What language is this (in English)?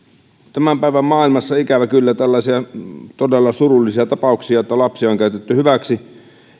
Finnish